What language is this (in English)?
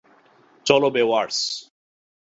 Bangla